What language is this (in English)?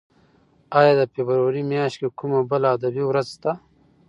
Pashto